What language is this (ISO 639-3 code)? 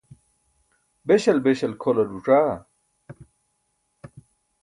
bsk